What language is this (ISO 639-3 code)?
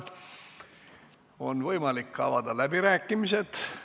est